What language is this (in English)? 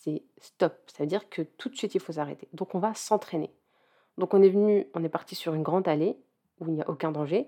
French